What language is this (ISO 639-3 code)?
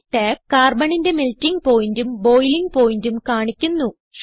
mal